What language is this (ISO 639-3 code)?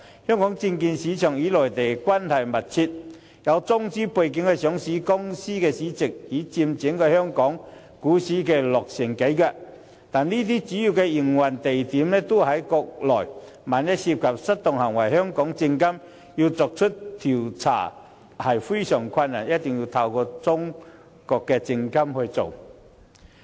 yue